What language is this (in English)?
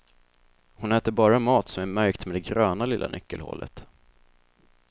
Swedish